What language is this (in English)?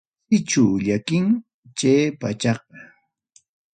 Ayacucho Quechua